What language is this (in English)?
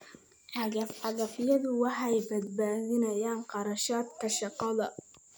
Somali